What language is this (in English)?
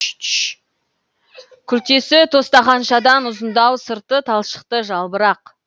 Kazakh